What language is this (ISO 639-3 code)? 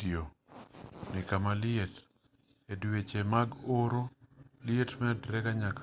luo